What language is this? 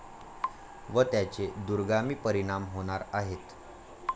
Marathi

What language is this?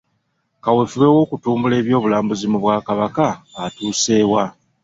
Ganda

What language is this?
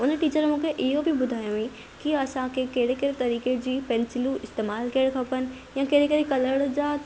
Sindhi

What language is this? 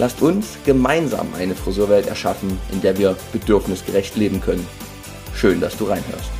German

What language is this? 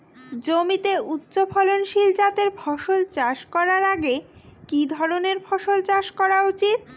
Bangla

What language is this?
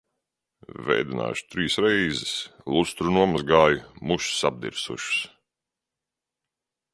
Latvian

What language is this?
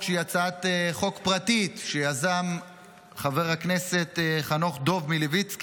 Hebrew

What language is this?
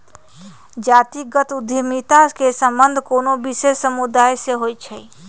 Magahi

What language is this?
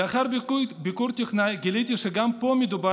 Hebrew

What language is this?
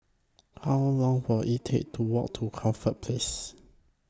English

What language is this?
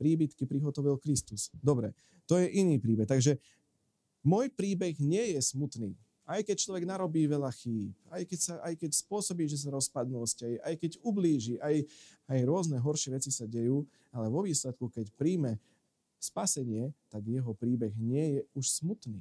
Slovak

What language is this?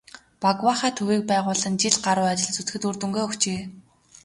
Mongolian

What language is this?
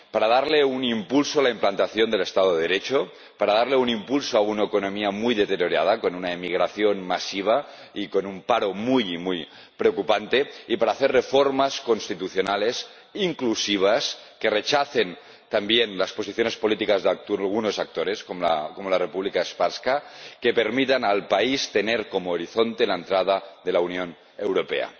Spanish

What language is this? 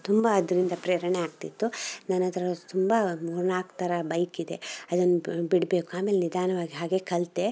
Kannada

